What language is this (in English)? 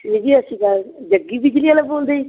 Punjabi